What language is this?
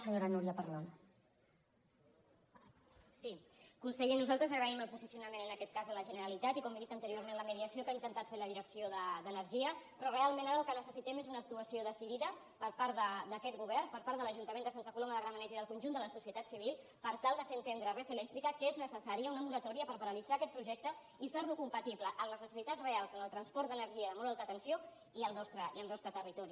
Catalan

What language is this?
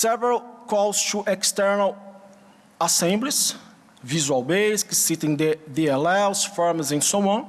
English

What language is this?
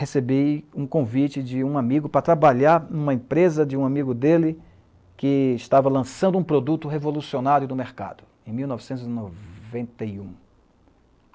Portuguese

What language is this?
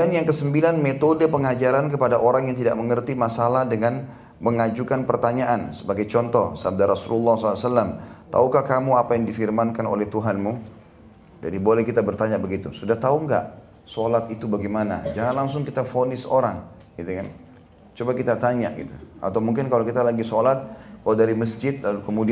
Indonesian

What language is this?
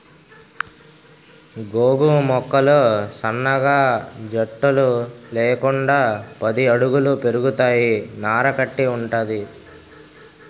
Telugu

